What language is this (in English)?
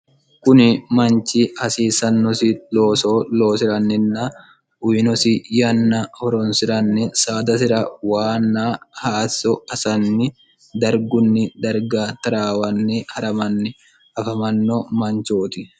Sidamo